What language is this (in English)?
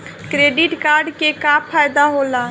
Bhojpuri